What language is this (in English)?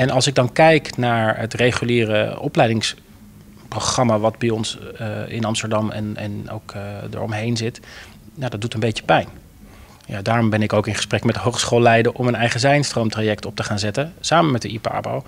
Dutch